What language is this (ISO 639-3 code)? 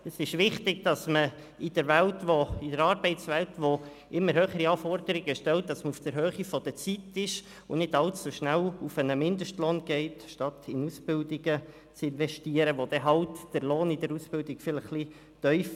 gsw